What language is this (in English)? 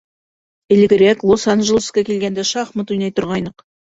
Bashkir